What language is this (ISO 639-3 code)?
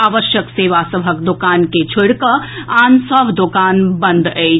mai